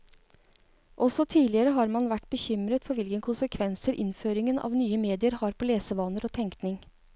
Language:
Norwegian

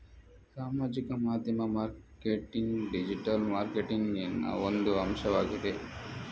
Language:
Kannada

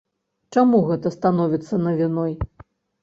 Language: Belarusian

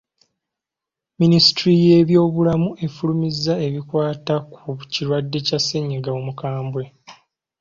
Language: Ganda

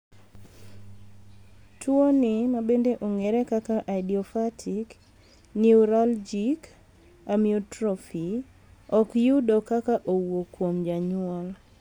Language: Luo (Kenya and Tanzania)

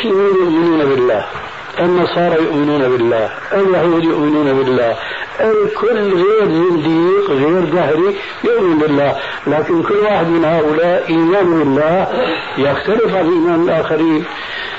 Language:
Arabic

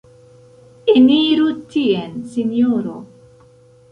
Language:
Esperanto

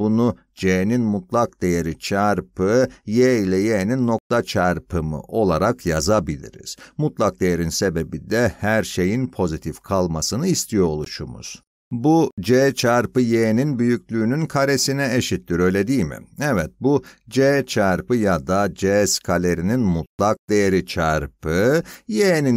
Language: Turkish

